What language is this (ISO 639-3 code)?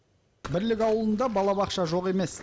kaz